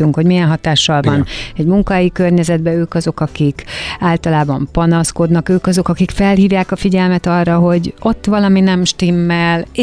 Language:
Hungarian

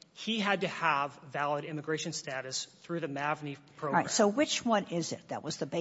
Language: English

